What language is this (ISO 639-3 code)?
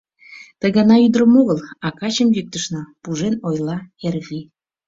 chm